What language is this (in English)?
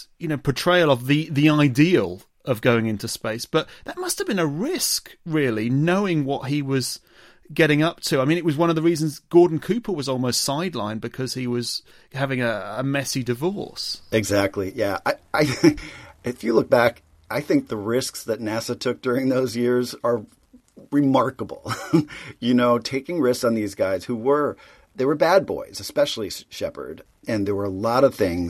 English